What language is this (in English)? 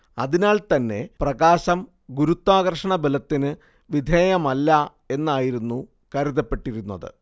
Malayalam